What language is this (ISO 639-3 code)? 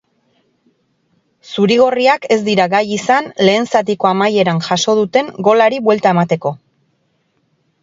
eus